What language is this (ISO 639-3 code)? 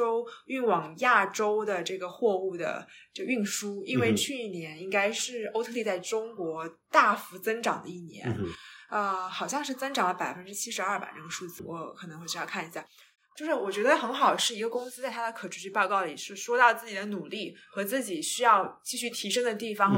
zho